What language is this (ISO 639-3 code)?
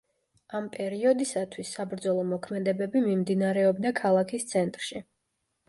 kat